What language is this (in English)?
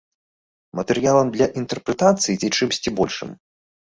Belarusian